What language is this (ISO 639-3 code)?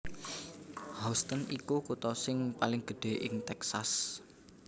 jav